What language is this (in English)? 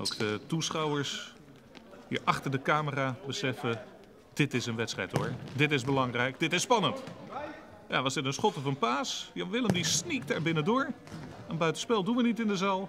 Dutch